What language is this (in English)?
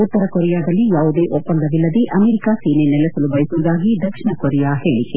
Kannada